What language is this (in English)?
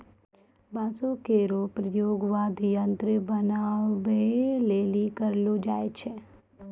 Maithili